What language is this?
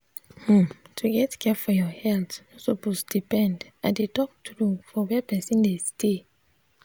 Nigerian Pidgin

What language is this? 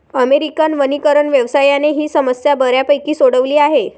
Marathi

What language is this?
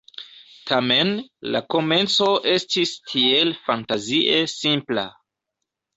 Esperanto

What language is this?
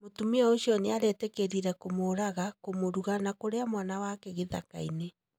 Kikuyu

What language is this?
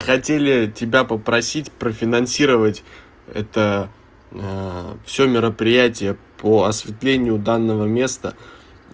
Russian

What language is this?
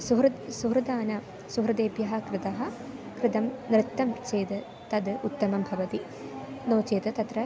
Sanskrit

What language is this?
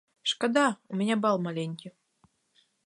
Belarusian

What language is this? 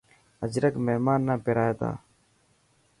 Dhatki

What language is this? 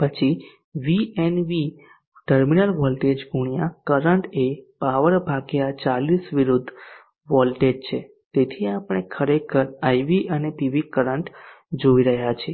Gujarati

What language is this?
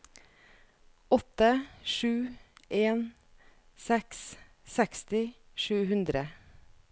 Norwegian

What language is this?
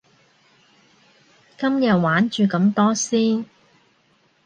Cantonese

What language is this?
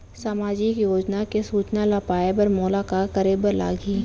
Chhattisgarhi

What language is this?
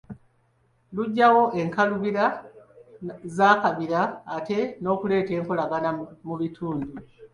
Ganda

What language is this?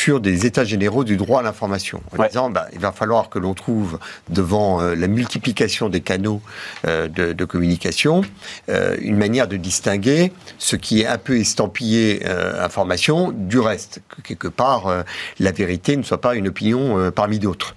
French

